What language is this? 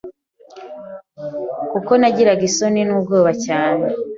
Kinyarwanda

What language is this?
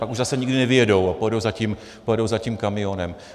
Czech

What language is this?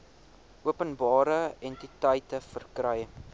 Afrikaans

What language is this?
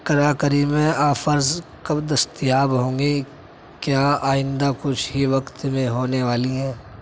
Urdu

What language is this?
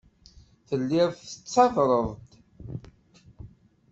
Kabyle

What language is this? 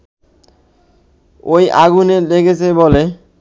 Bangla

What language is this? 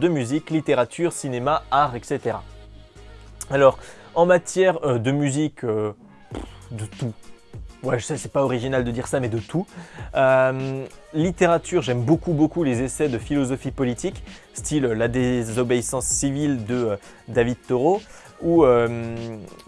French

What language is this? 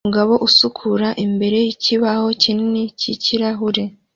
Kinyarwanda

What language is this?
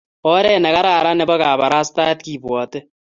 Kalenjin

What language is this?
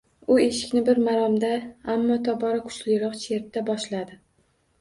Uzbek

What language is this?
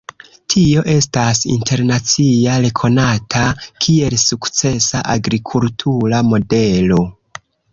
Esperanto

